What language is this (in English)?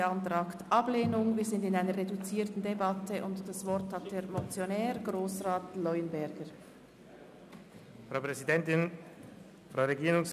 Swiss German